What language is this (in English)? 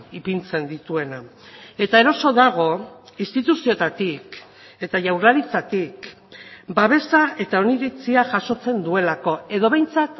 Basque